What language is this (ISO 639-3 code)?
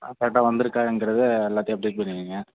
tam